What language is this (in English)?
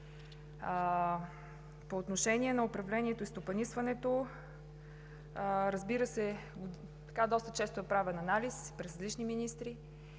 Bulgarian